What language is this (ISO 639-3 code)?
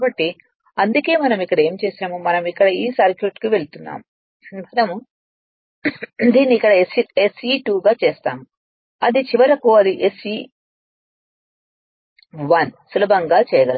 tel